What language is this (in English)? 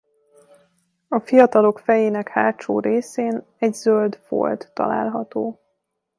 Hungarian